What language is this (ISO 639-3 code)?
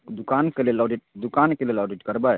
mai